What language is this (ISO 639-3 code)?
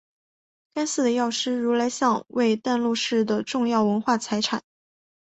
zho